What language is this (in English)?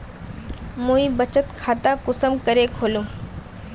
Magahi